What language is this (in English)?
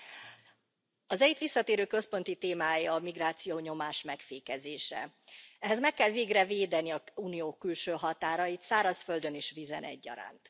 Hungarian